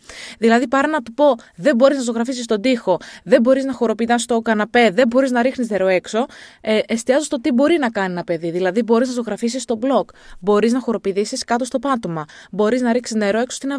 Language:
Greek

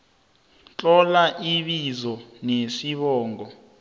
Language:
South Ndebele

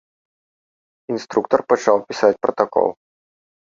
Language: Belarusian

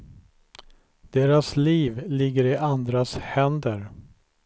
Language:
Swedish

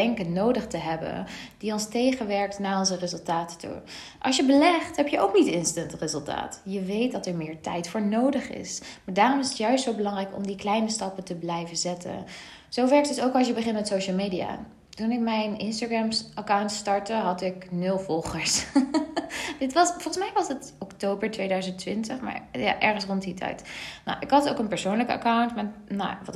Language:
Dutch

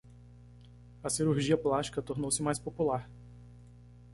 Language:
Portuguese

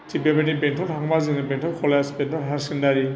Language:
Bodo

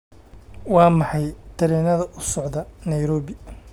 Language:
Somali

